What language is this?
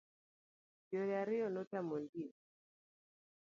Luo (Kenya and Tanzania)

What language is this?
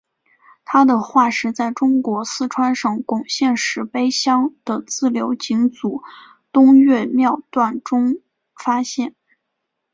Chinese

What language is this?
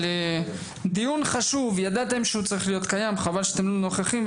Hebrew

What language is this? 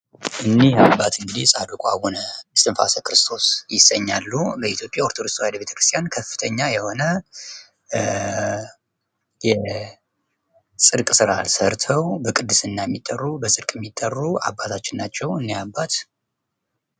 Amharic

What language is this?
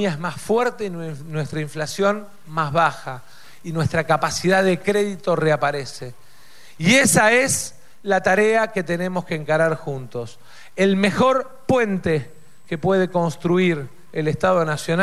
Spanish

